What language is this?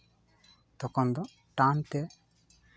Santali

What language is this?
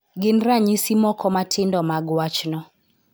Luo (Kenya and Tanzania)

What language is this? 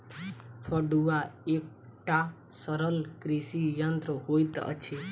Maithili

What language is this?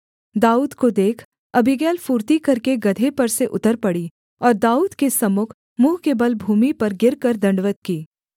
Hindi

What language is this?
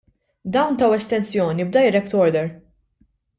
Maltese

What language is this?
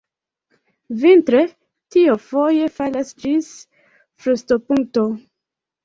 Esperanto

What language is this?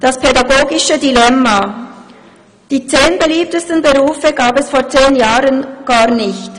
Swiss German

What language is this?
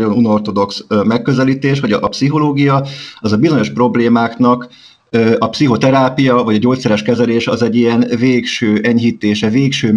Hungarian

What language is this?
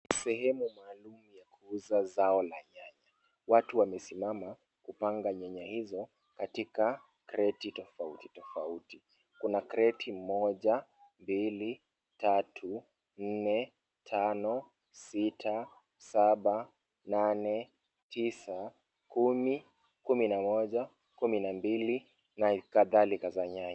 Swahili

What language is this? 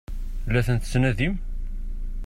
Kabyle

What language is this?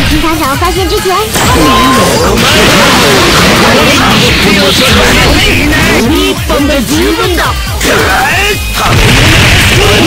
Japanese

